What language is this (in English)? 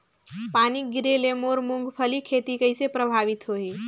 Chhattisgarhi